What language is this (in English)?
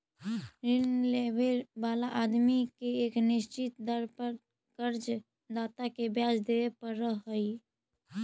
Magahi